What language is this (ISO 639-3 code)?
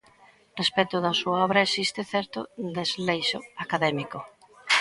glg